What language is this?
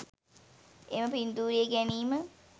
Sinhala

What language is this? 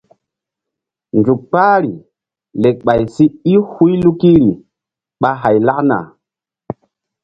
Mbum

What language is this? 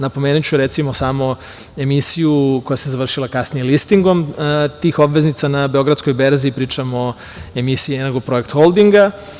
Serbian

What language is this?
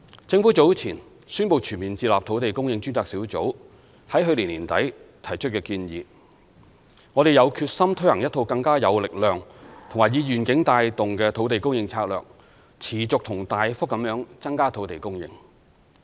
Cantonese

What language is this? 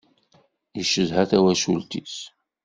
Kabyle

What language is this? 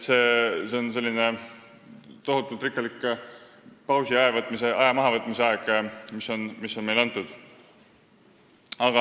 Estonian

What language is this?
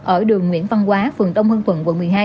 Vietnamese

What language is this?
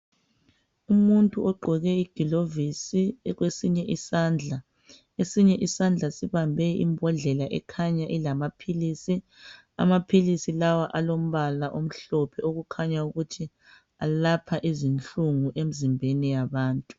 North Ndebele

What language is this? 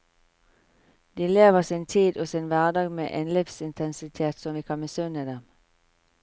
Norwegian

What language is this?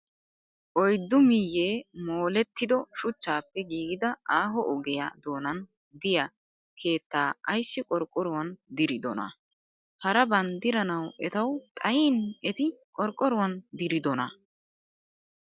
Wolaytta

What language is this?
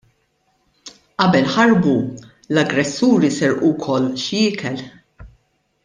Maltese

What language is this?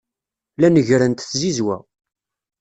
Kabyle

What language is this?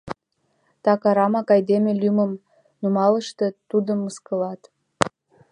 Mari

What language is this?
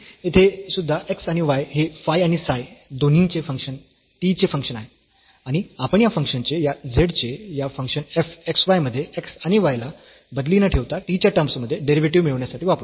Marathi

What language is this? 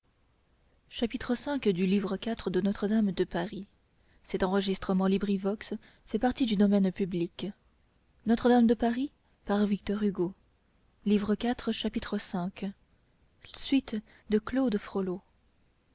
French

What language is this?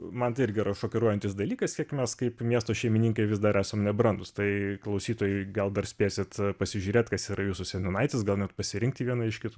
Lithuanian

